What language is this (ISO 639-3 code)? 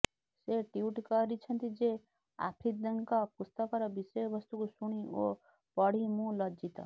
ori